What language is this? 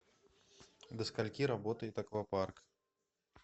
Russian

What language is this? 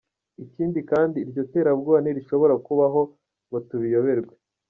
Kinyarwanda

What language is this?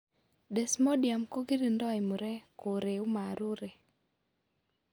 Kalenjin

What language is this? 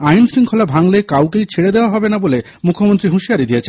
Bangla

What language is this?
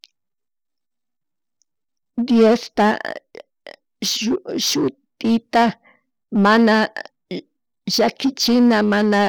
Chimborazo Highland Quichua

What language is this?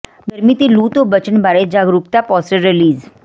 Punjabi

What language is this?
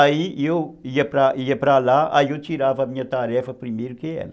Portuguese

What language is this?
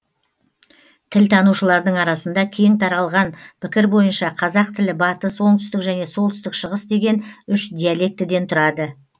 Kazakh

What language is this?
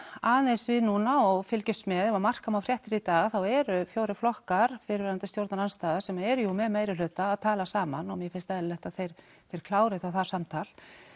Icelandic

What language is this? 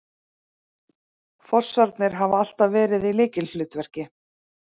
Icelandic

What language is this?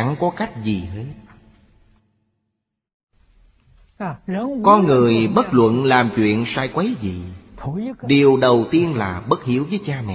Vietnamese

